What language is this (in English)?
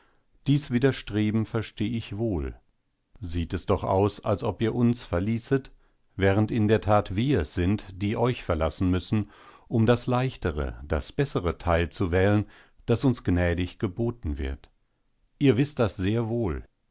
German